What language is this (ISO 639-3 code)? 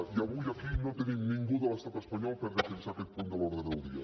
cat